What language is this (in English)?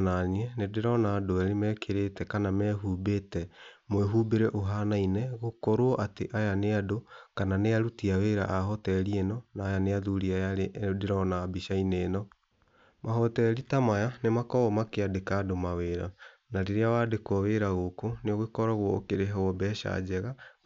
Kikuyu